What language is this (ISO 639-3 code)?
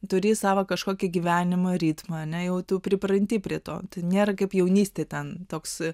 lit